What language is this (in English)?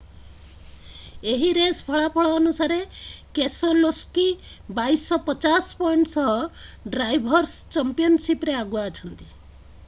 Odia